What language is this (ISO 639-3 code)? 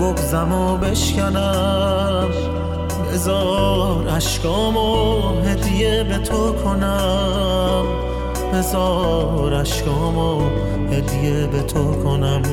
fas